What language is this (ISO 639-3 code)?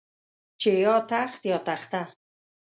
pus